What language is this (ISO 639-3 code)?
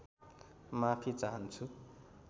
nep